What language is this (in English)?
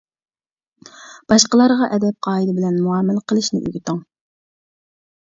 Uyghur